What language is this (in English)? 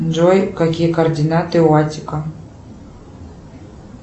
Russian